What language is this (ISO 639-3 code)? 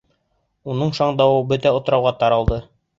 bak